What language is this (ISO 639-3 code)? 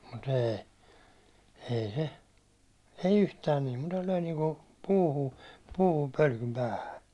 fin